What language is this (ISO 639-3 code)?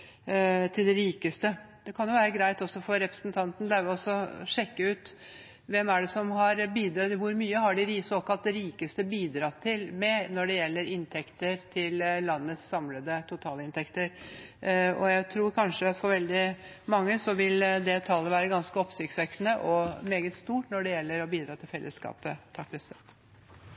nob